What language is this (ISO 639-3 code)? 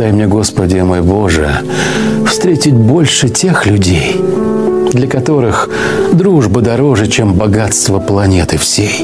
rus